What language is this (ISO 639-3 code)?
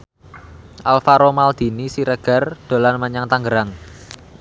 jav